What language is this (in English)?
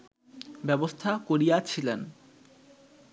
Bangla